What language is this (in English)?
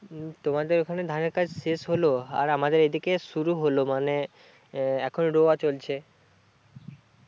Bangla